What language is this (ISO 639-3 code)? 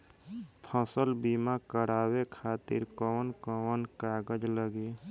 bho